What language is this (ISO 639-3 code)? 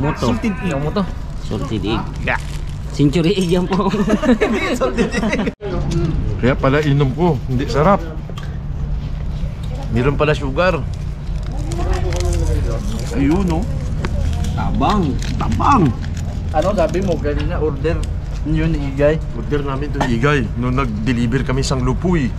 ind